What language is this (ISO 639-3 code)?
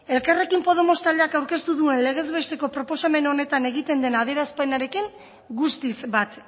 eus